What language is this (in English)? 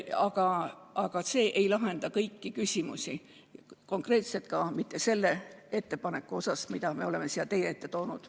Estonian